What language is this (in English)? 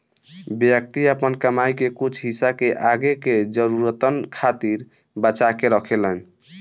Bhojpuri